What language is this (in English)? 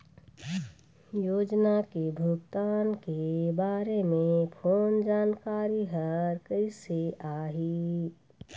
Chhattisgarhi